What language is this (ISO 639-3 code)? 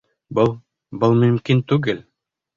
bak